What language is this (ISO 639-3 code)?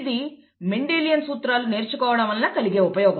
tel